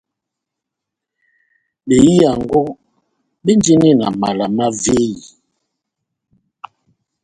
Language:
Batanga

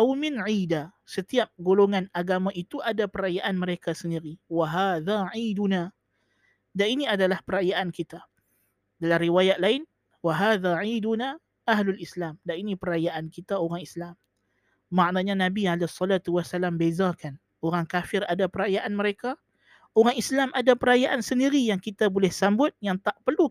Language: Malay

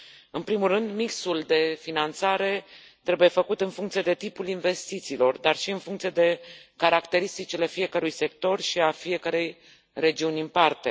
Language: Romanian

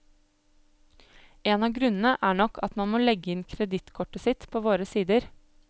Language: Norwegian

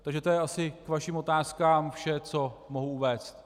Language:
Czech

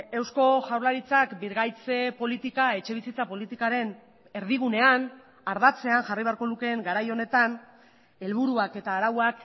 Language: Basque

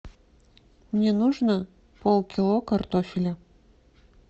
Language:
Russian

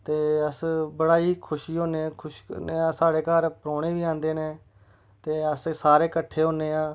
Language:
Dogri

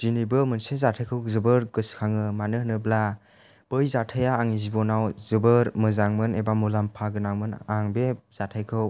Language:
Bodo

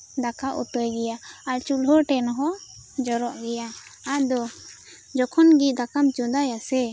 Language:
Santali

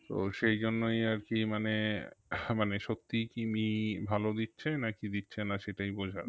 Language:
Bangla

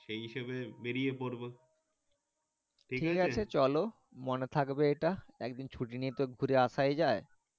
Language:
Bangla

